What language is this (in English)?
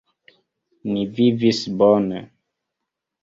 Esperanto